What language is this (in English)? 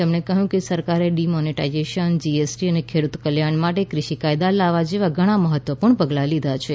Gujarati